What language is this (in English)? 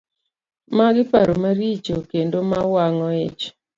Luo (Kenya and Tanzania)